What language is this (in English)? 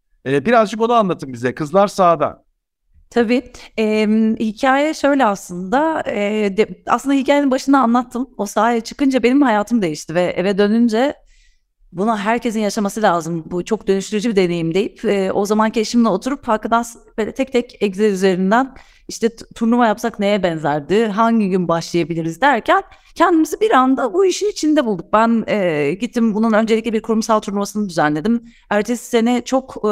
Turkish